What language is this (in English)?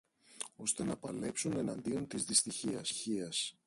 Greek